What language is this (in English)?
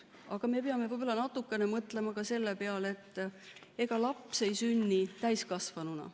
Estonian